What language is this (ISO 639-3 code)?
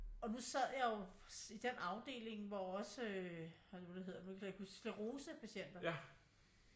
dan